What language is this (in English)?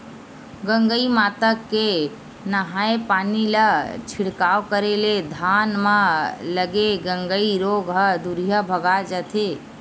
Chhattisgarhi